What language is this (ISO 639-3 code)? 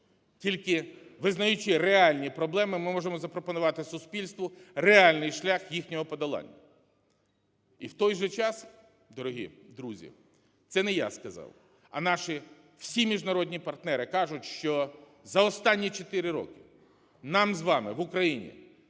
ukr